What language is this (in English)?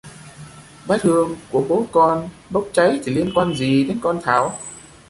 Vietnamese